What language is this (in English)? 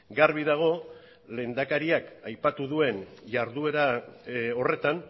Basque